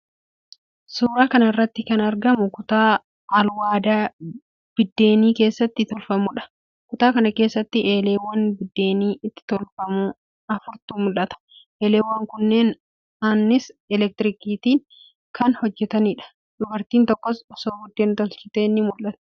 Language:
Oromo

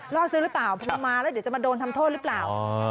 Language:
Thai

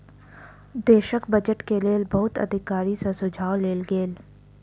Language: Maithili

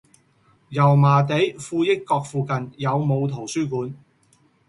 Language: Cantonese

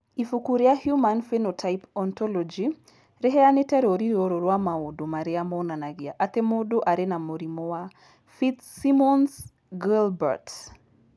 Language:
Kikuyu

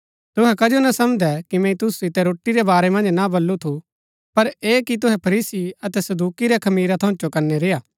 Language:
Gaddi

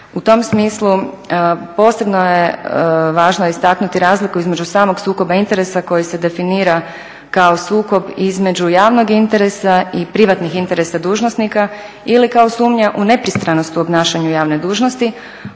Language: Croatian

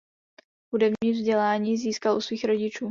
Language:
Czech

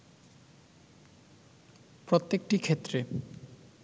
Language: Bangla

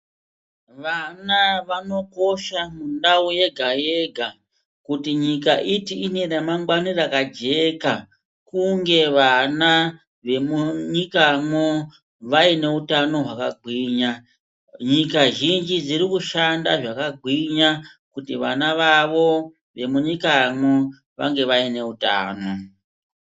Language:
Ndau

